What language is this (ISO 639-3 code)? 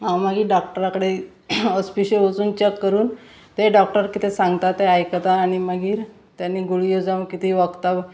kok